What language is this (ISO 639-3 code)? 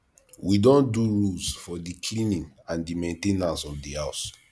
pcm